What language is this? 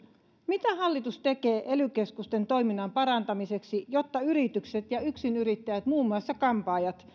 Finnish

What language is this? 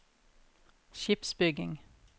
Norwegian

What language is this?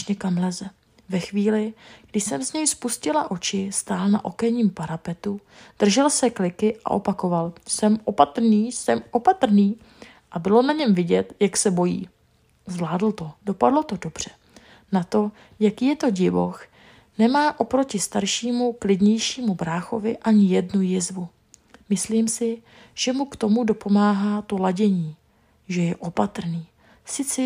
Czech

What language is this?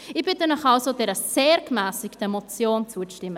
Swiss German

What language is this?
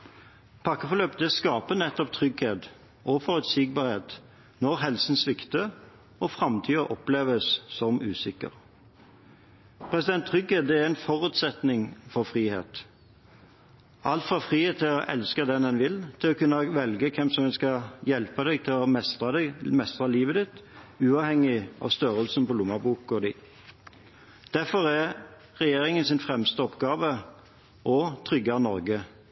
Norwegian Bokmål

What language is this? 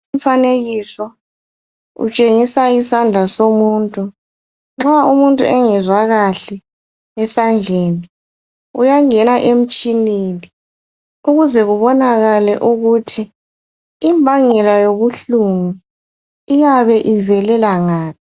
North Ndebele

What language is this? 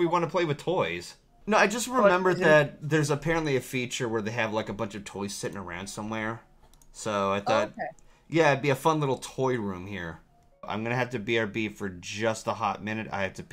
English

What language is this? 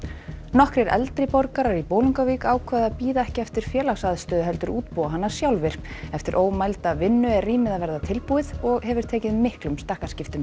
Icelandic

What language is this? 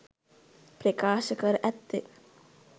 Sinhala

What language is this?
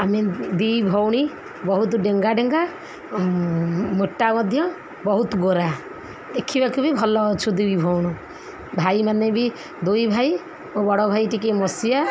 Odia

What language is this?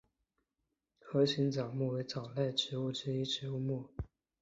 Chinese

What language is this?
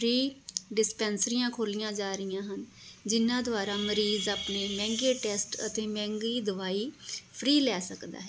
Punjabi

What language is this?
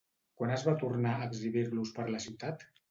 Catalan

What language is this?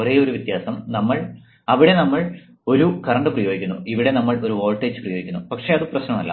Malayalam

